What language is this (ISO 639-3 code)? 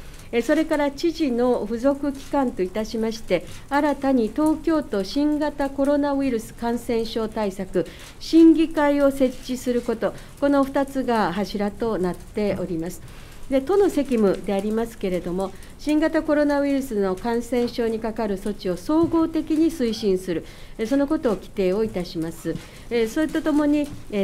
jpn